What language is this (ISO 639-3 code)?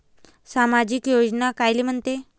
mar